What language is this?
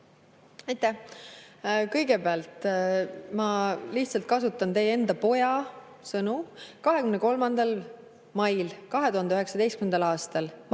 Estonian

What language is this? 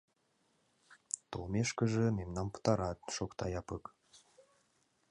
Mari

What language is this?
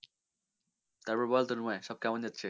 Bangla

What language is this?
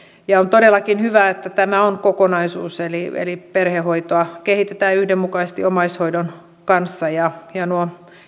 Finnish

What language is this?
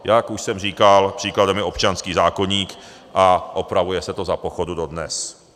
Czech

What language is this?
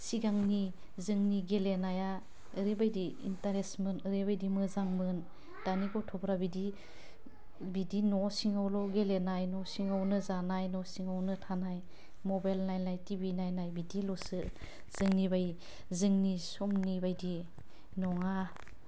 Bodo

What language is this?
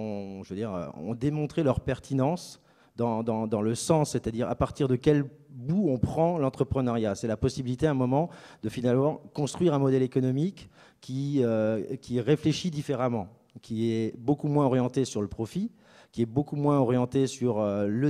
French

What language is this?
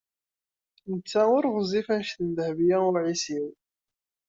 Kabyle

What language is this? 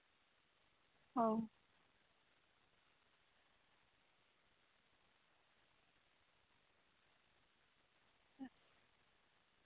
Santali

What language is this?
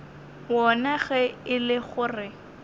Northern Sotho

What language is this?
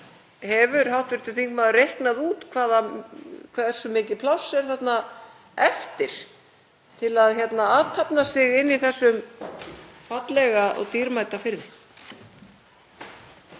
Icelandic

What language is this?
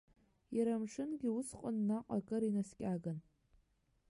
Abkhazian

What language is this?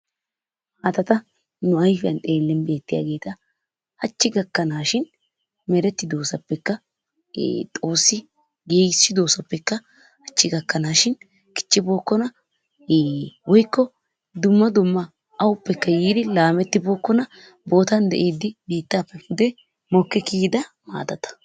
Wolaytta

